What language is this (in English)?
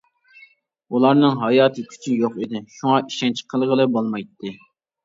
Uyghur